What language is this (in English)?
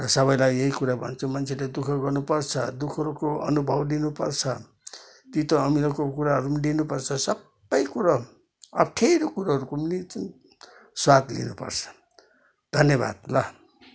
Nepali